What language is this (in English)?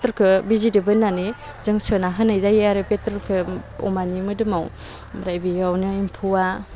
Bodo